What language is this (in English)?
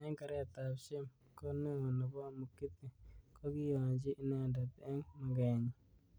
Kalenjin